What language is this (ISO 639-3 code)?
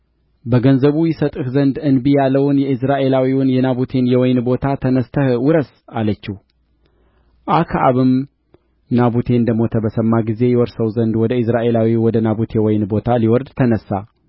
amh